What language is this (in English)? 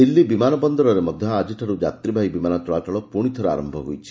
Odia